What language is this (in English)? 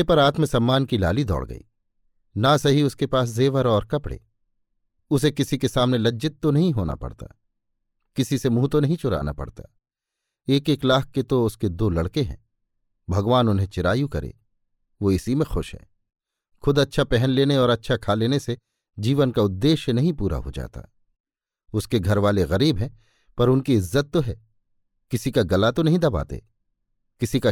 Hindi